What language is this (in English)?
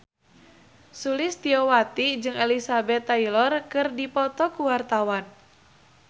Sundanese